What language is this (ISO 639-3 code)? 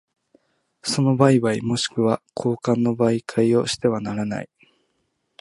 jpn